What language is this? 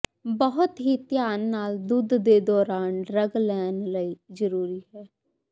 Punjabi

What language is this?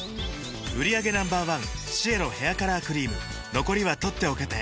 Japanese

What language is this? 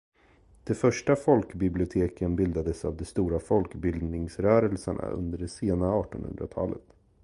Swedish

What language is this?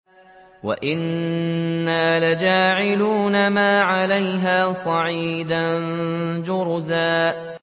Arabic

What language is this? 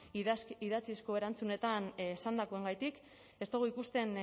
Basque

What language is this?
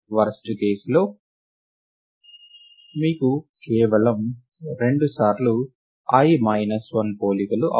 Telugu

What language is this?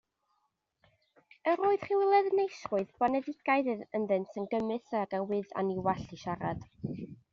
Welsh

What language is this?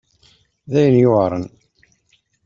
Kabyle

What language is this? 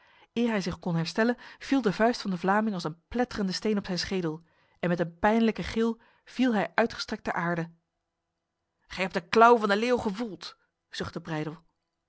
Dutch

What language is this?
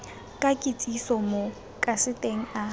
Tswana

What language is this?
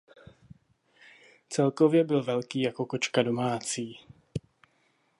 Czech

